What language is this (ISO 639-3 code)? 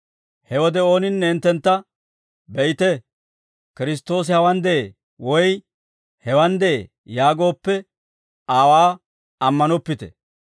dwr